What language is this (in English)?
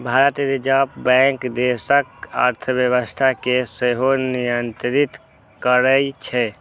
Maithili